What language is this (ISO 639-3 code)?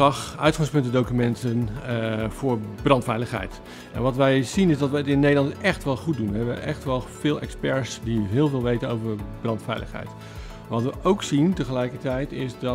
nld